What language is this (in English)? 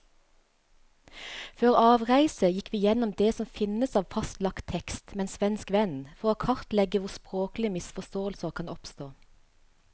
Norwegian